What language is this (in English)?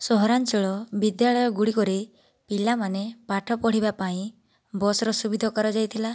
Odia